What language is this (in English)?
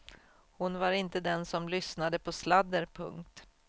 Swedish